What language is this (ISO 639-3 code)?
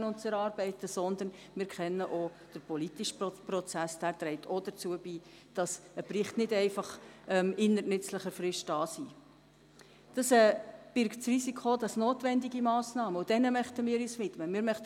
gsw